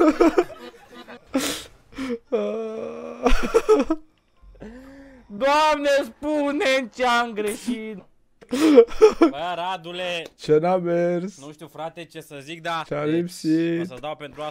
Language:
Romanian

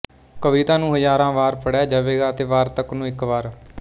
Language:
Punjabi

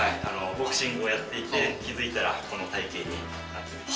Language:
Japanese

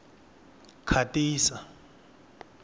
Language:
Tsonga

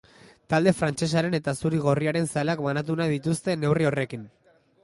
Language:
Basque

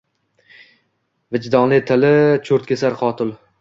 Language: Uzbek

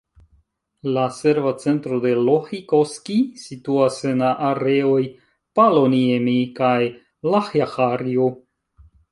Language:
Esperanto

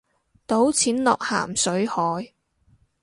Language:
Cantonese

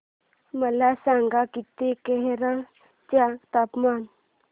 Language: Marathi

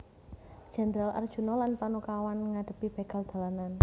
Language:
Javanese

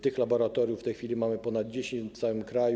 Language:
Polish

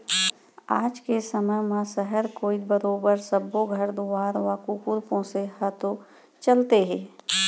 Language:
Chhattisgarhi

